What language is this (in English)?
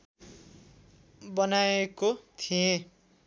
Nepali